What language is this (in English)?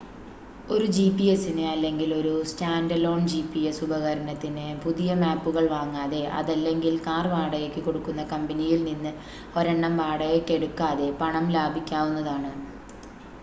Malayalam